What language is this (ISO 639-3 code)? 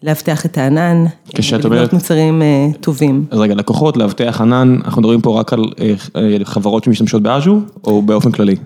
heb